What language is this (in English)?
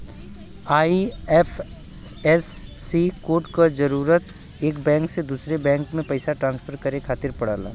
Bhojpuri